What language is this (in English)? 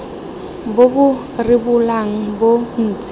Tswana